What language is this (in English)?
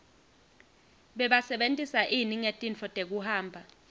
Swati